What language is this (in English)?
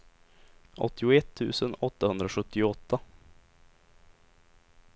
Swedish